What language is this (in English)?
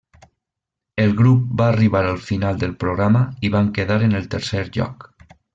Catalan